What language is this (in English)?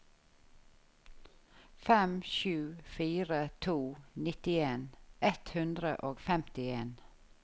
Norwegian